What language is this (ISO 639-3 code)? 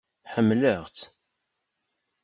kab